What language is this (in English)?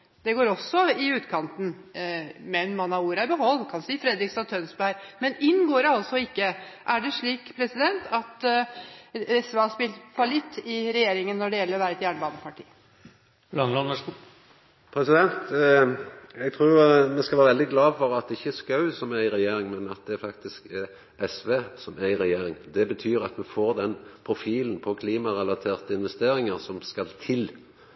Norwegian